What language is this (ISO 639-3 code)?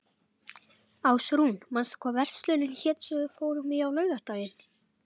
isl